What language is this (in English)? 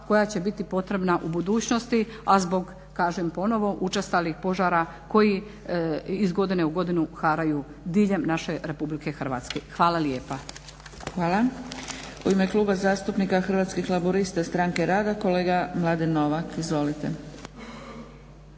Croatian